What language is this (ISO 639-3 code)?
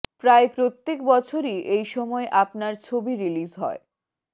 ben